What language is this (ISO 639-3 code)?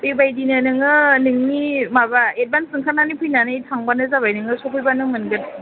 brx